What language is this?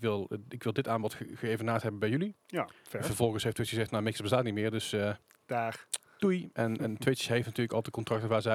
Dutch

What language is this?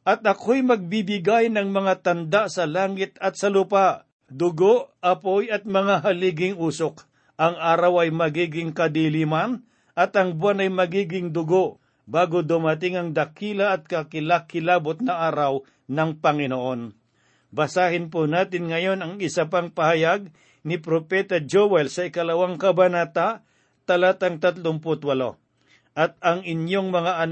Filipino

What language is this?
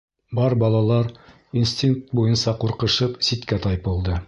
Bashkir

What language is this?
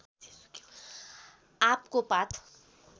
Nepali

